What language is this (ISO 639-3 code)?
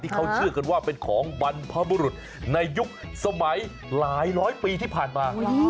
tha